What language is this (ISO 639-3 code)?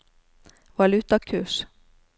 nor